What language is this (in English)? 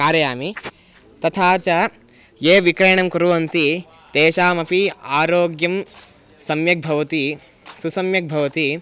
Sanskrit